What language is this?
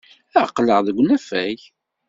Kabyle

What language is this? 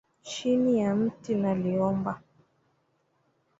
Swahili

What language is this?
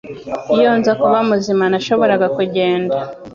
Kinyarwanda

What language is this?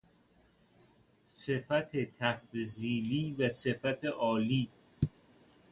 Persian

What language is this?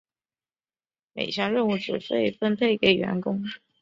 Chinese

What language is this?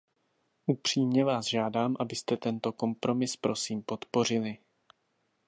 Czech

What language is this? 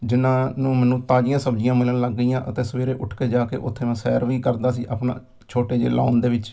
Punjabi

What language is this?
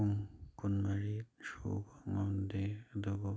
Manipuri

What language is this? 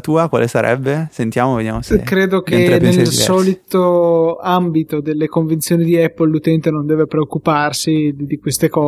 Italian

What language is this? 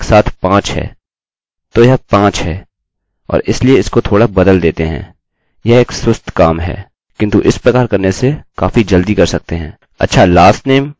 Hindi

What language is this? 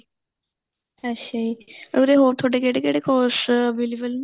Punjabi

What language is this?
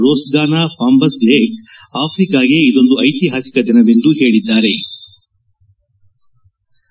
Kannada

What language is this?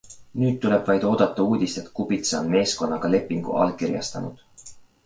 Estonian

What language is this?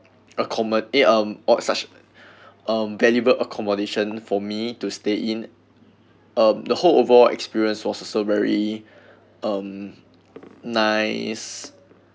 English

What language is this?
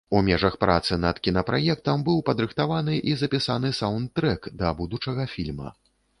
Belarusian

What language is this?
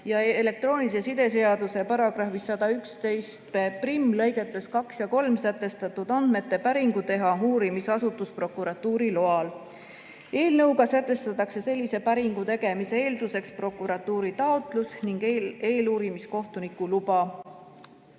Estonian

